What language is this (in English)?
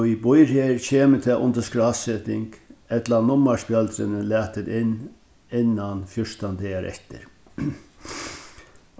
Faroese